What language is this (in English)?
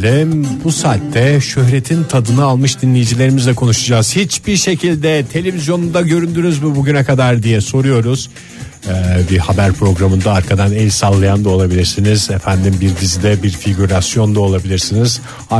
Turkish